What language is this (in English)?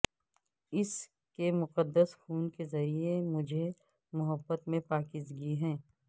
Urdu